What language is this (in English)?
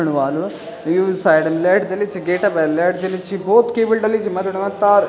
Garhwali